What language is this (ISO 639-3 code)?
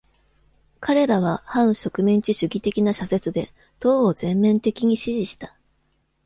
jpn